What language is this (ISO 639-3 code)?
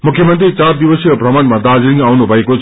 nep